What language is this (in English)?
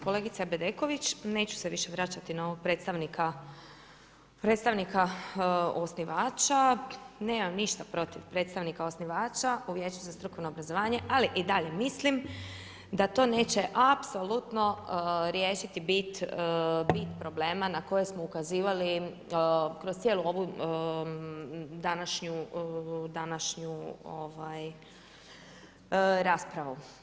Croatian